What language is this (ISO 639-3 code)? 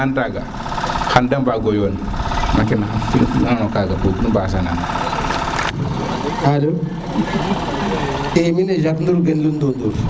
srr